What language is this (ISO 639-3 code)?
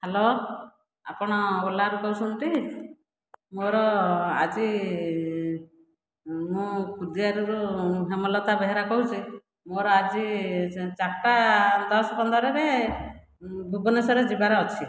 ori